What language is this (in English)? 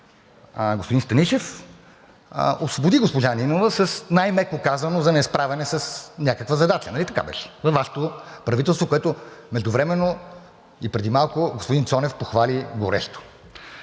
Bulgarian